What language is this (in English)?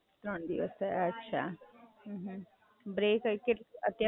Gujarati